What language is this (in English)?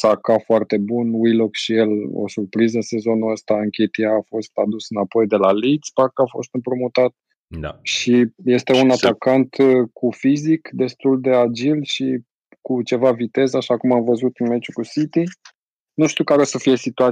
Romanian